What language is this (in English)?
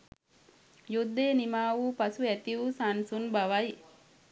Sinhala